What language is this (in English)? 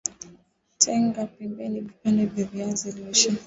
Swahili